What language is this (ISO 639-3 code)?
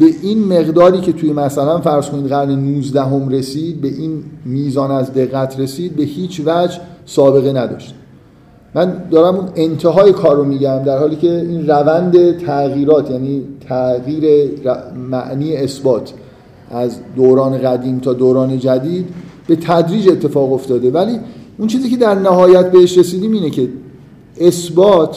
fas